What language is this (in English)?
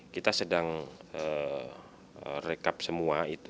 Indonesian